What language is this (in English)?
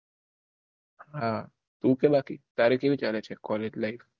Gujarati